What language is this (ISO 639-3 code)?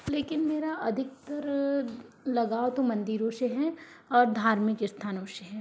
hin